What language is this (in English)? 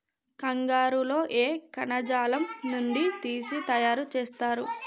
Telugu